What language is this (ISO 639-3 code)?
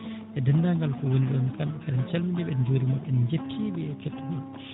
ful